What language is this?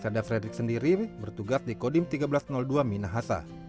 Indonesian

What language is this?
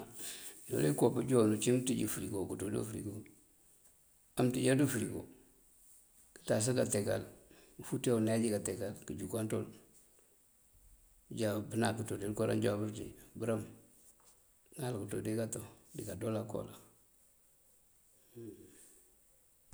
Mandjak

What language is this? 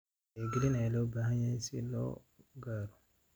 Somali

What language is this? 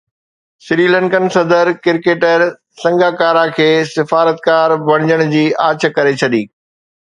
Sindhi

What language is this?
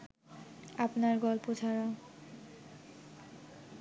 Bangla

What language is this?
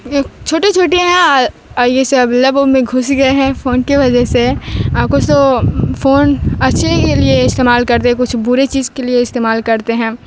Urdu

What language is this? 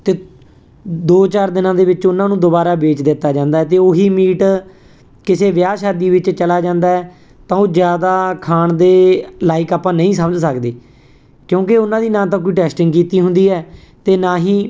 Punjabi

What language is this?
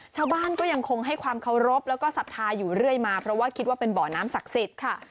Thai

